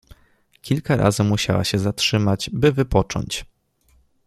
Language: Polish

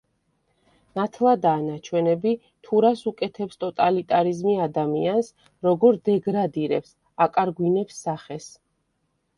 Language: Georgian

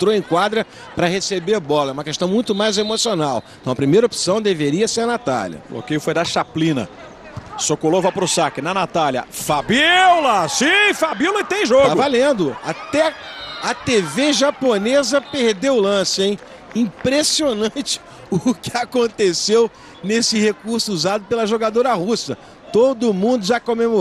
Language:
Portuguese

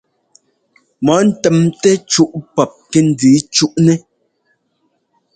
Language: Ngomba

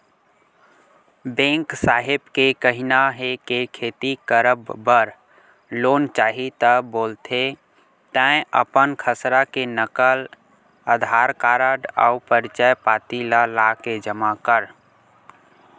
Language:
Chhattisgarhi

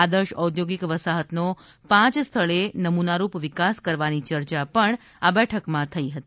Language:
Gujarati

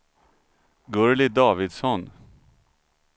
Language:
Swedish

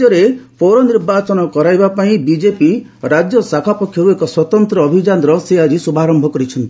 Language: Odia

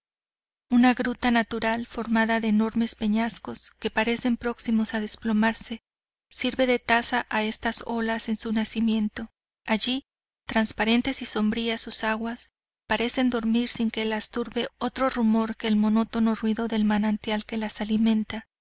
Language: Spanish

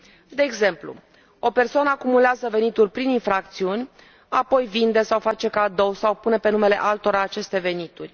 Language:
Romanian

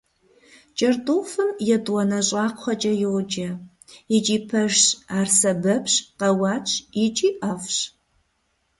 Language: Kabardian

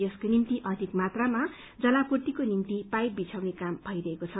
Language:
Nepali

